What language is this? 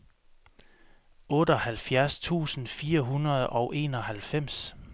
Danish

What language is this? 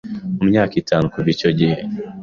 Kinyarwanda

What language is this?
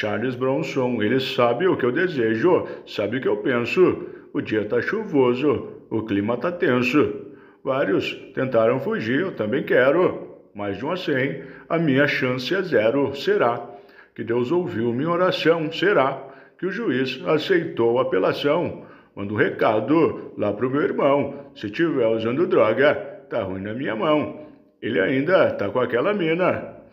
Portuguese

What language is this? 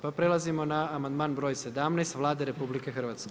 Croatian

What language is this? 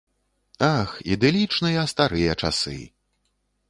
Belarusian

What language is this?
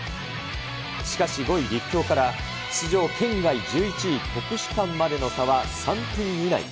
Japanese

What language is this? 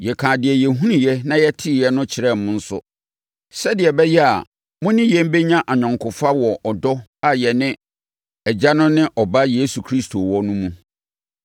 Akan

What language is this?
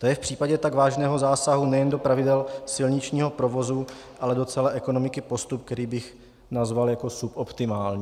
Czech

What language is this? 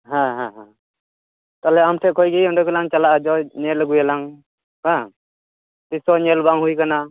Santali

